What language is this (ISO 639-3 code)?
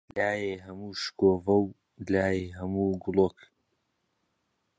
ckb